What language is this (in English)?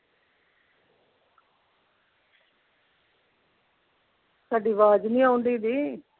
Punjabi